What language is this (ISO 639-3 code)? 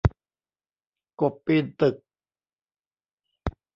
tha